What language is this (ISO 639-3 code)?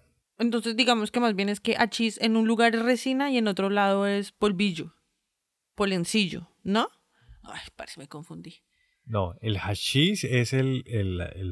spa